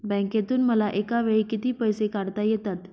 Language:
Marathi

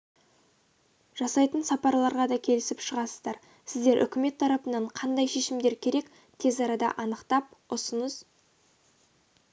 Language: Kazakh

